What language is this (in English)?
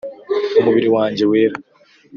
Kinyarwanda